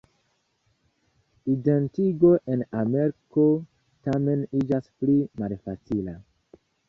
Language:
Esperanto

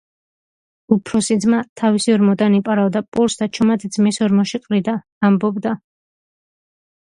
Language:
Georgian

